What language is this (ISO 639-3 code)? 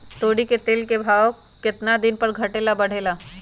mag